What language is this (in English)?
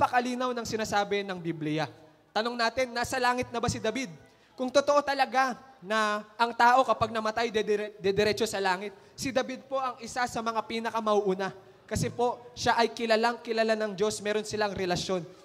Filipino